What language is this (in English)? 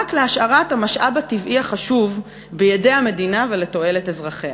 Hebrew